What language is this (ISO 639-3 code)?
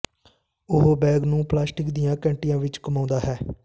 pan